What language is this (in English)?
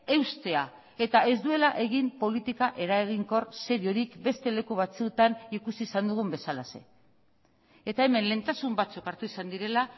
Basque